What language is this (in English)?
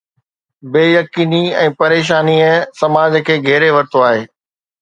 Sindhi